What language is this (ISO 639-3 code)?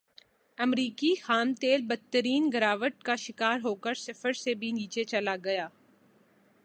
urd